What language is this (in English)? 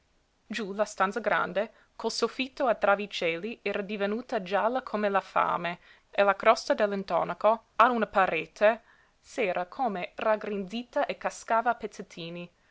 Italian